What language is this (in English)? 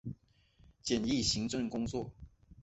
Chinese